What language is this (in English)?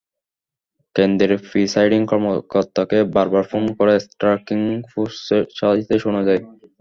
Bangla